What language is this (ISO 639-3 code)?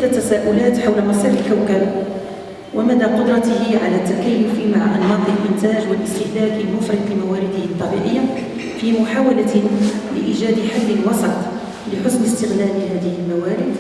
ara